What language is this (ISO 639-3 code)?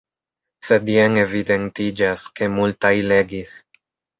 epo